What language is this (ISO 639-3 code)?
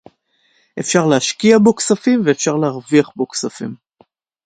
heb